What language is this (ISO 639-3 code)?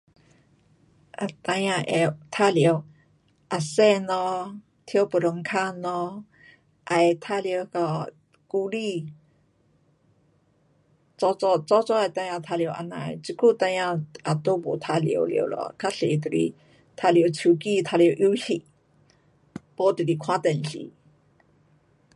cpx